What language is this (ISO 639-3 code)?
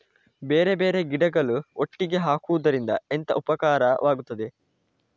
kan